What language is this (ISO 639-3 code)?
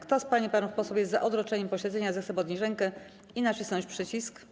pol